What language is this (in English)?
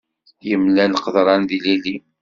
Kabyle